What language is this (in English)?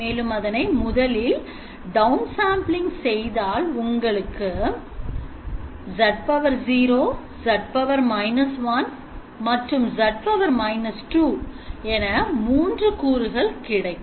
Tamil